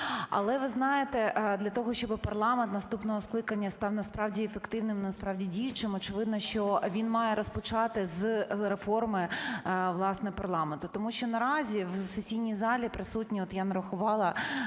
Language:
Ukrainian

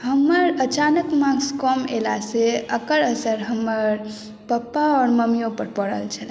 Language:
Maithili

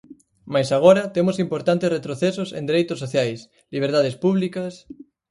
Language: Galician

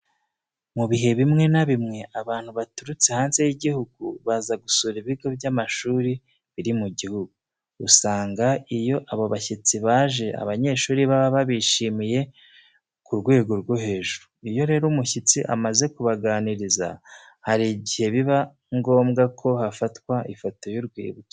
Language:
Kinyarwanda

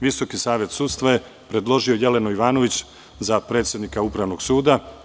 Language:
Serbian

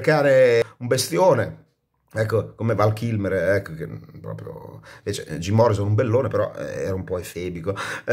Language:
Italian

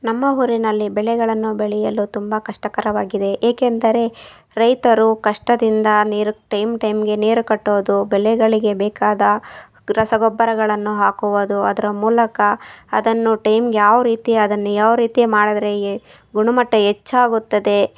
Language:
Kannada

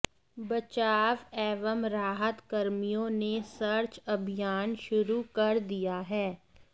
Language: Hindi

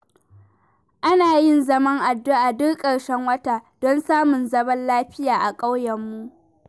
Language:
Hausa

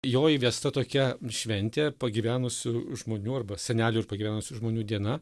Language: Lithuanian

